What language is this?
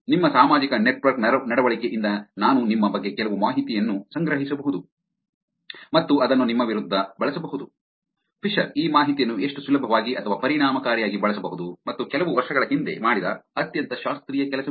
Kannada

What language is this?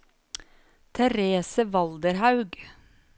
Norwegian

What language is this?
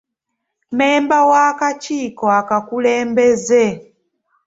Ganda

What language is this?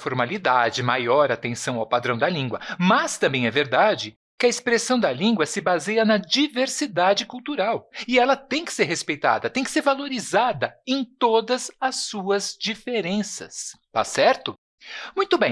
Portuguese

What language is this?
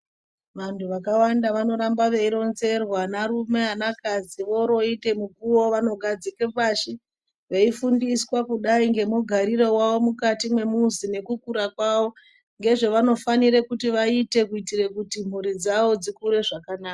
Ndau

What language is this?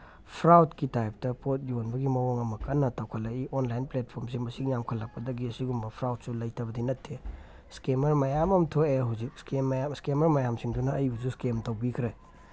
Manipuri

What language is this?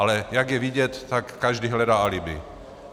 Czech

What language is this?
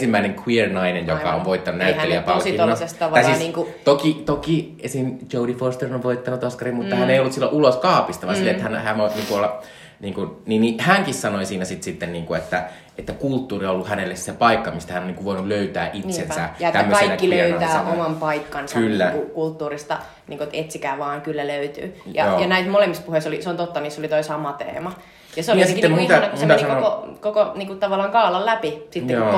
Finnish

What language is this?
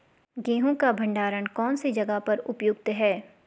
Hindi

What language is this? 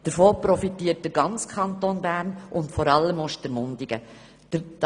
Swiss German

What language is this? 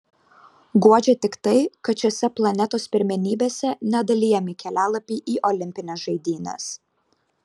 Lithuanian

